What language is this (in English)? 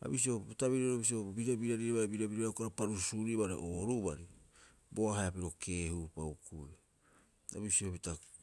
Rapoisi